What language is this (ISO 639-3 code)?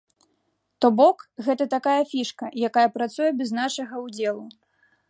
bel